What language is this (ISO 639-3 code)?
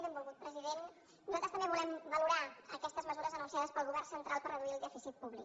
cat